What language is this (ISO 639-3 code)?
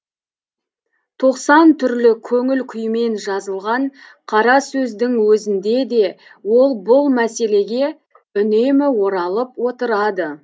kaz